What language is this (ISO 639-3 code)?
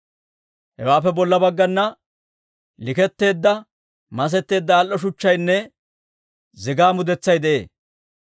dwr